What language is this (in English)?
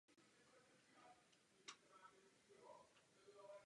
Czech